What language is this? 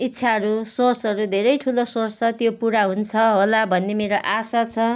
Nepali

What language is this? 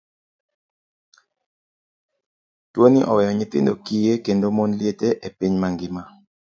Luo (Kenya and Tanzania)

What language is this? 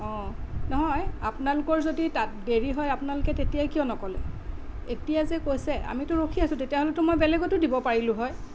Assamese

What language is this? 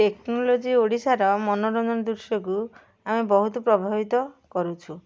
Odia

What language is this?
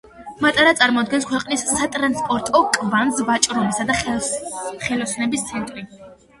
Georgian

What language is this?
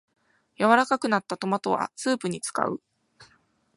Japanese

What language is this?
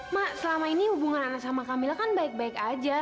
Indonesian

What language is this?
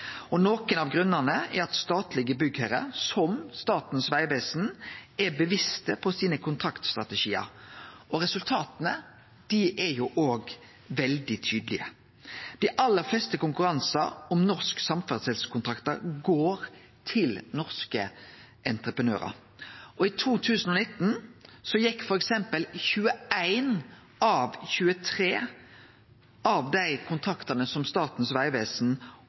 Norwegian Nynorsk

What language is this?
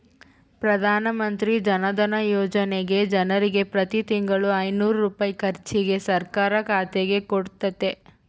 Kannada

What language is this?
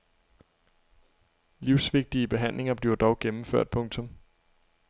Danish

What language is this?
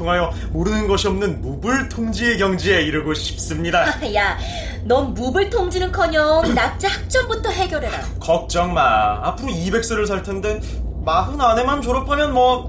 Korean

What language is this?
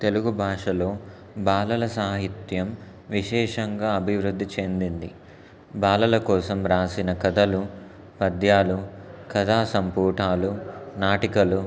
Telugu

